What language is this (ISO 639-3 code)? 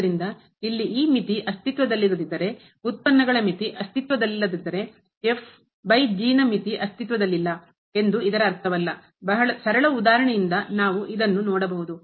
kan